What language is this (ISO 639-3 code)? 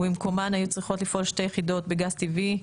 heb